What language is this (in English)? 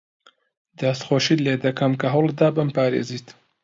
Central Kurdish